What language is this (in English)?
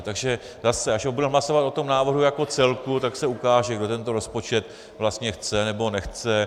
Czech